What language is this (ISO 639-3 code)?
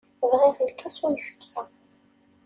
kab